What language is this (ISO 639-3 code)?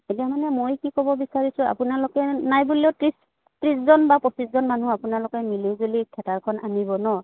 asm